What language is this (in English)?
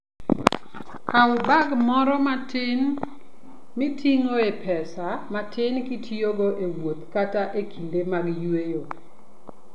Luo (Kenya and Tanzania)